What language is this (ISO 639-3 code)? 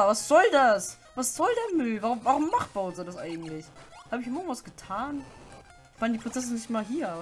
deu